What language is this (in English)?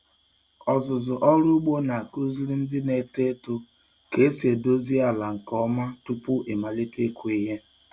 Igbo